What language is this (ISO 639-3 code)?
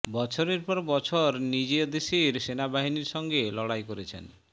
ben